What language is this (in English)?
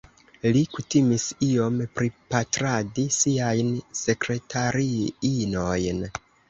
Esperanto